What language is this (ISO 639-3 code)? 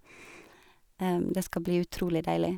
nor